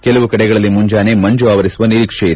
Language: Kannada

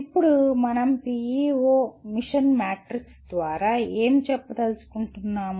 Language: Telugu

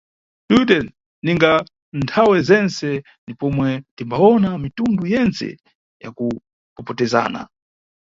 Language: Nyungwe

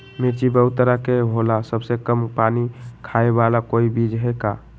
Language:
Magahi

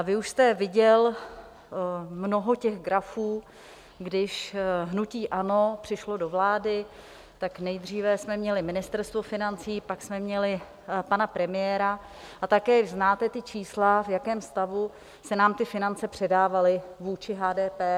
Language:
Czech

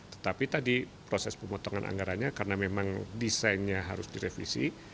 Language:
Indonesian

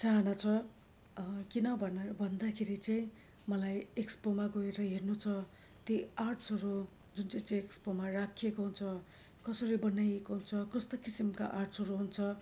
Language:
Nepali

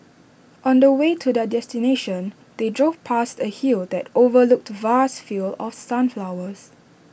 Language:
English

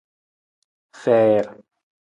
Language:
Nawdm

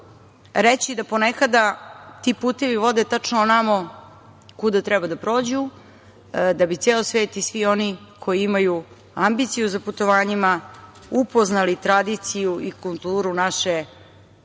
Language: Serbian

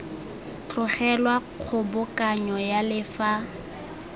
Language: Tswana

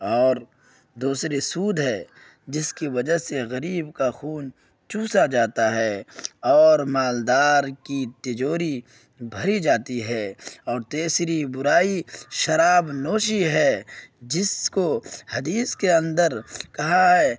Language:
Urdu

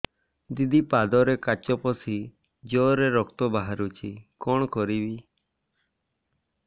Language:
Odia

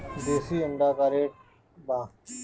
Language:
Bhojpuri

